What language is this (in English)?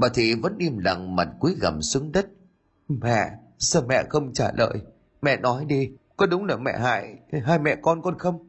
Vietnamese